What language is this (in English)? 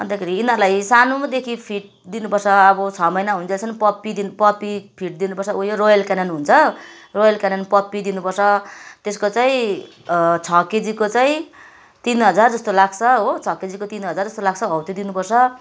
Nepali